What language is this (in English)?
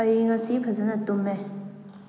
Manipuri